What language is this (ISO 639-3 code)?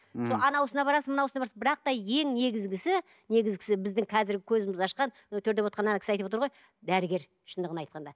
kaz